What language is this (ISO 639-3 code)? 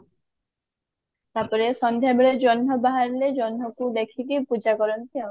ori